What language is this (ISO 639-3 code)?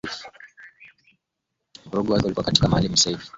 swa